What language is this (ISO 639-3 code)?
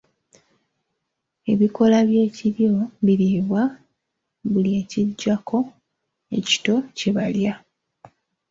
lug